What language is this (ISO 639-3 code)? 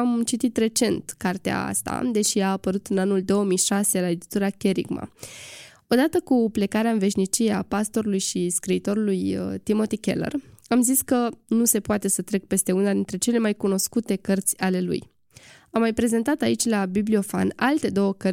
ron